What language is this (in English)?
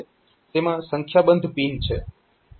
Gujarati